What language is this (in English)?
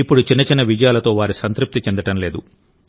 Telugu